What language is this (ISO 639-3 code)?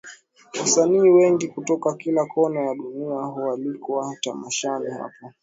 swa